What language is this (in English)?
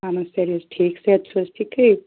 Kashmiri